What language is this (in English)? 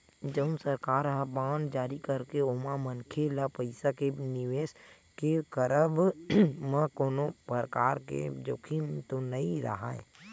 Chhattisgarhi